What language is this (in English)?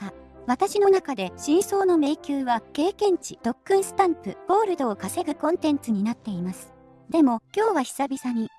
Japanese